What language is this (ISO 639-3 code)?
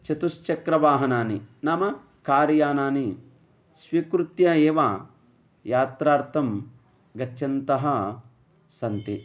san